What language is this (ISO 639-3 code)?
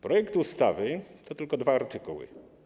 pol